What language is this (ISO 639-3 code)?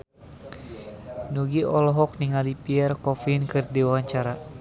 sun